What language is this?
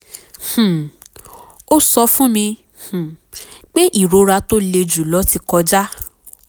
Yoruba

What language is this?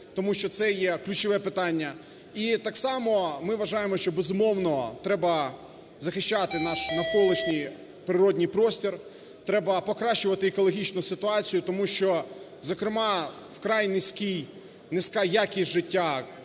Ukrainian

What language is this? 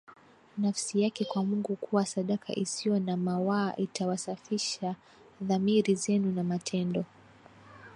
Swahili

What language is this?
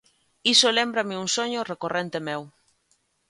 Galician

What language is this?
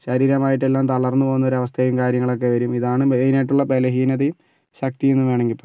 Malayalam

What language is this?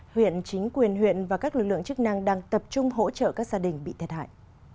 Vietnamese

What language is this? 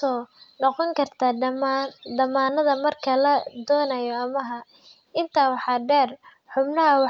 Somali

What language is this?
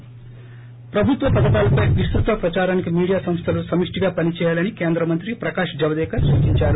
Telugu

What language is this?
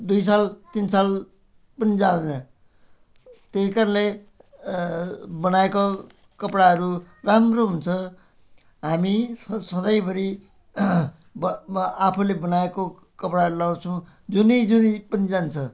Nepali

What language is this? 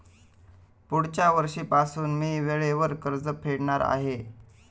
Marathi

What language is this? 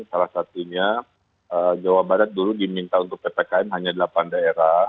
Indonesian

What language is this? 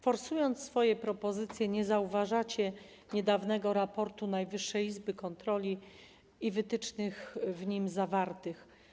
Polish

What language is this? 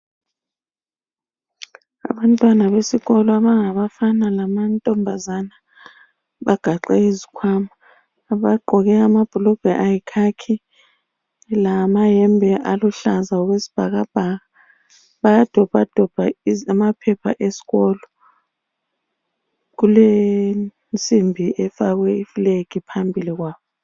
North Ndebele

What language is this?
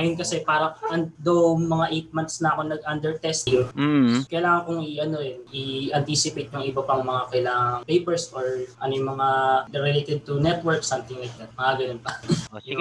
Filipino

